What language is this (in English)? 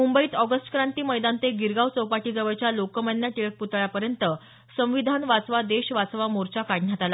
Marathi